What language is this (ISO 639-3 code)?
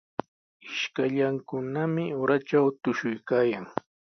qws